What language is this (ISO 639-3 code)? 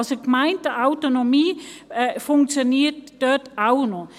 gsw